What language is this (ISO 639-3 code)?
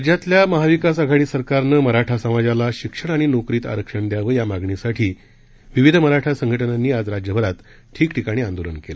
mar